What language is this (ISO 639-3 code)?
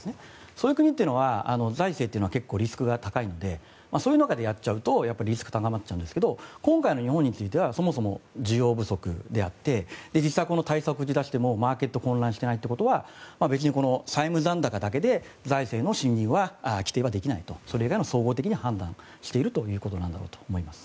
jpn